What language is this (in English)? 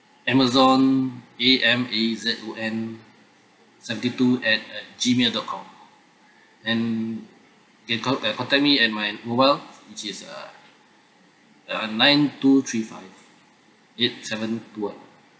English